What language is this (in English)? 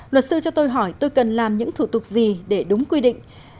Vietnamese